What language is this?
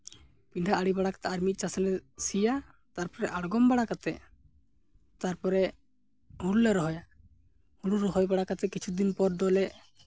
Santali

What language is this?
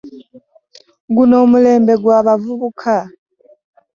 Ganda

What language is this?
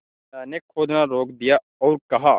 Hindi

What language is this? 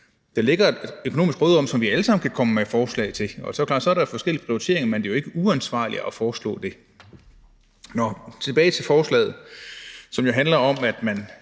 Danish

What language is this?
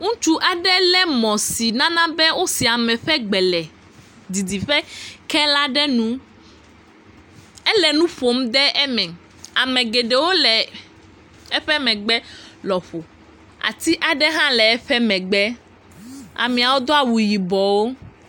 Ewe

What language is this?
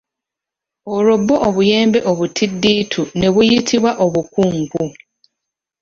Ganda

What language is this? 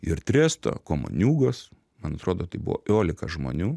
Lithuanian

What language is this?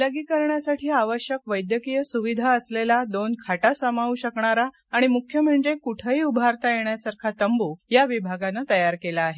Marathi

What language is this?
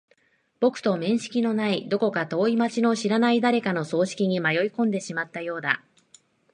Japanese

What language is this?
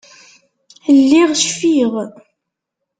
Kabyle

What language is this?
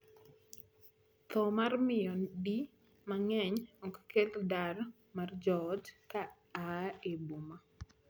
Luo (Kenya and Tanzania)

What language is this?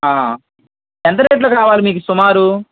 Telugu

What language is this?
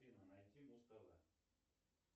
Russian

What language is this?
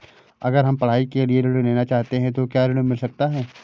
Hindi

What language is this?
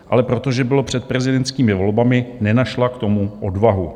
Czech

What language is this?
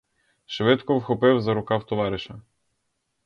Ukrainian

